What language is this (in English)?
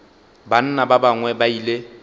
Northern Sotho